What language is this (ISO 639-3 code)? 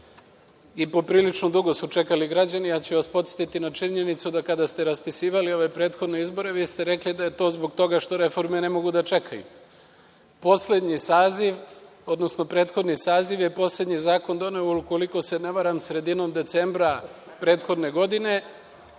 srp